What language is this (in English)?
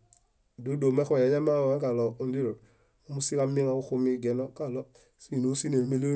Bayot